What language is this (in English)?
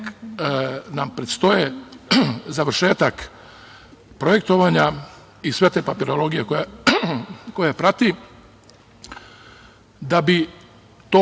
Serbian